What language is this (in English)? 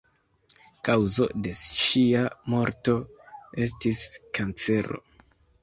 Esperanto